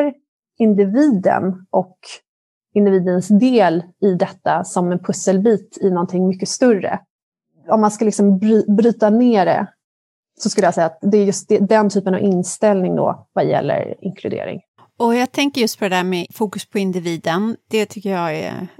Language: Swedish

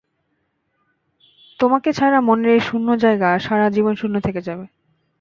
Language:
Bangla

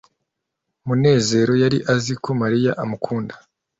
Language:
Kinyarwanda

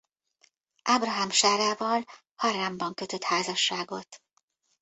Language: Hungarian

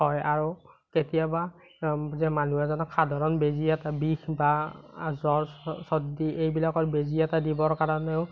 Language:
Assamese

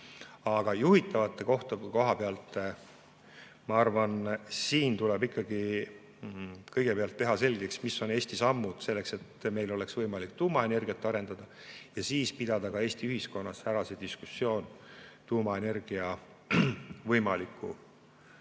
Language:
Estonian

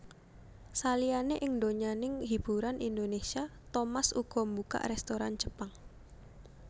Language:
Javanese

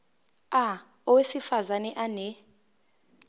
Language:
Zulu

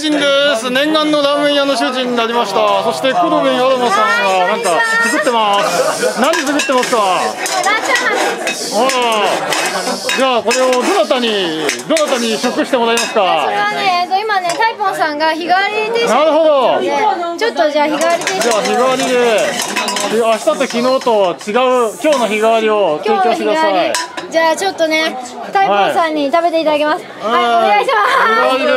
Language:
Japanese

